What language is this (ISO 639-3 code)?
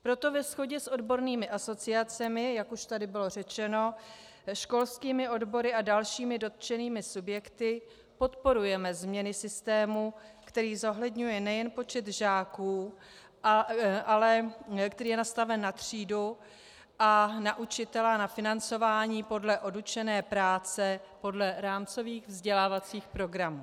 ces